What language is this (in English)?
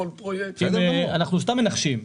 Hebrew